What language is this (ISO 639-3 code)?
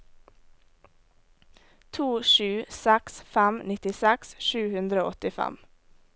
nor